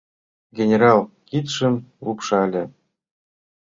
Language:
Mari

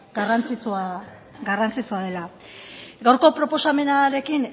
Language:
Basque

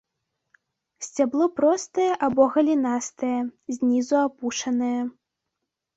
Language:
Belarusian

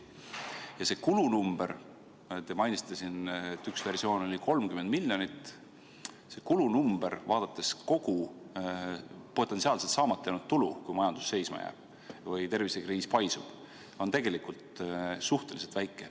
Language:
Estonian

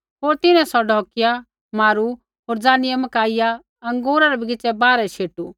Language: Kullu Pahari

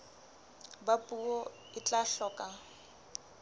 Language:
Southern Sotho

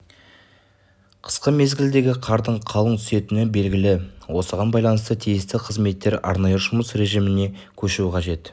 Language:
Kazakh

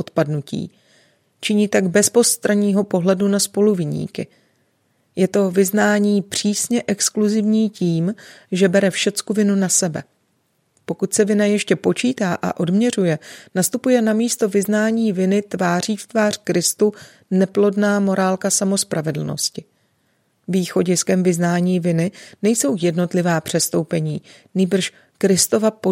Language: Czech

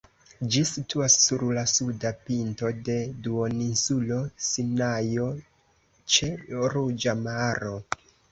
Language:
Esperanto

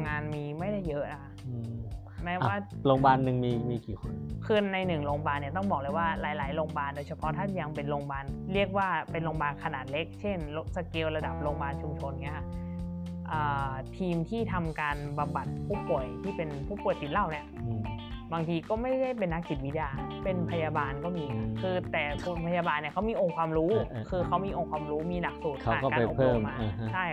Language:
Thai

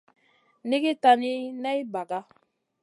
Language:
Masana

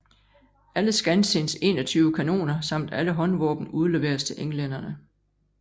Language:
Danish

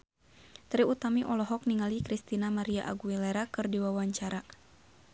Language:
Sundanese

